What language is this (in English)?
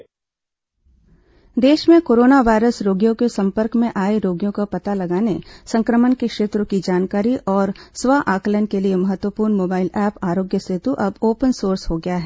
Hindi